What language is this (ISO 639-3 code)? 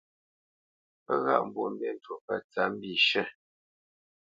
bce